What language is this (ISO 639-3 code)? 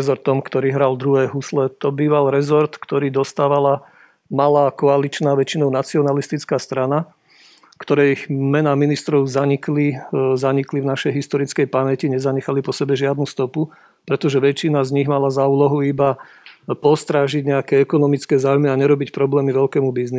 slk